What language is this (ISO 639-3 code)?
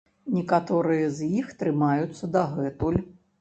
bel